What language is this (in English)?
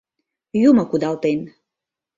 Mari